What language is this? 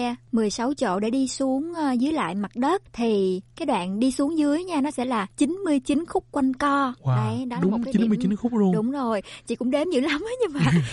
Vietnamese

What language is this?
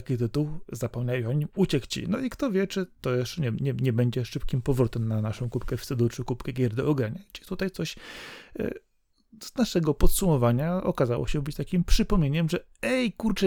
Polish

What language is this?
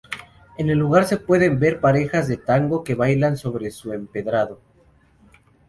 Spanish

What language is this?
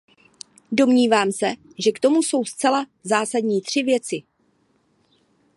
Czech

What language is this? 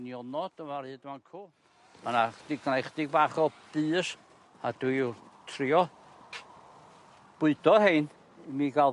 Welsh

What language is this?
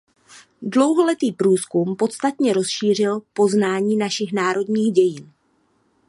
Czech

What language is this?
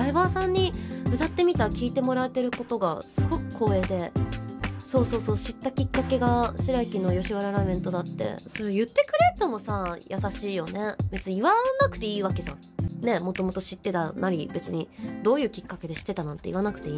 Japanese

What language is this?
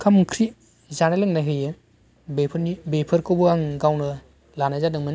Bodo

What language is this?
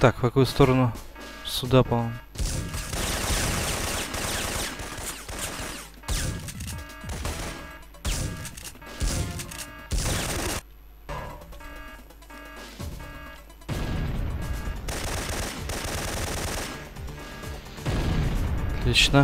Russian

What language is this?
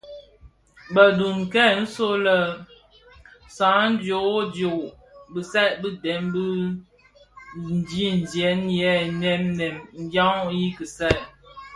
Bafia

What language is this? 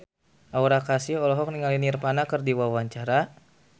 Sundanese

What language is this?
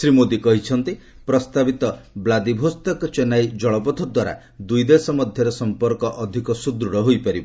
Odia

